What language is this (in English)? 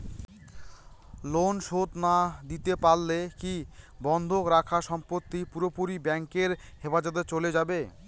Bangla